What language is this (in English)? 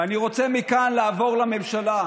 Hebrew